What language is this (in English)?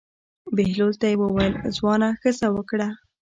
Pashto